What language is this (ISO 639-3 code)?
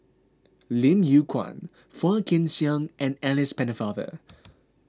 eng